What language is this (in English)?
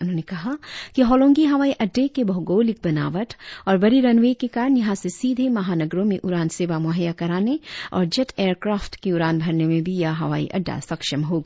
Hindi